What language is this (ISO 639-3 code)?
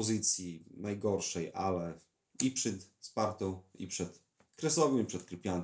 pol